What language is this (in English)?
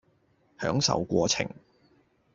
Cantonese